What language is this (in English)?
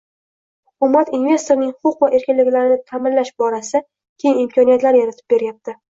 Uzbek